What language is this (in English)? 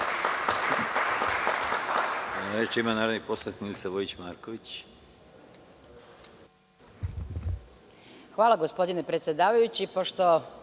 Serbian